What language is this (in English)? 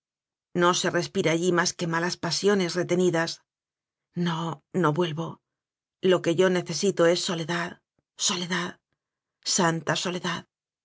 Spanish